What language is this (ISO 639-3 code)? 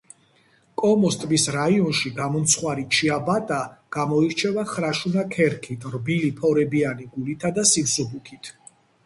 kat